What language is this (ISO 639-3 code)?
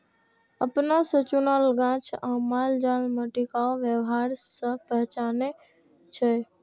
mai